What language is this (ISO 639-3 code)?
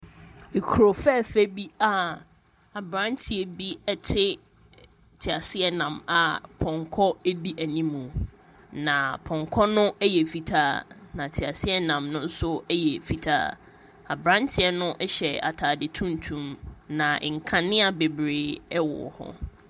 aka